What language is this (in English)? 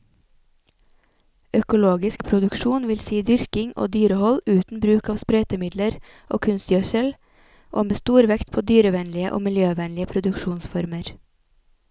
Norwegian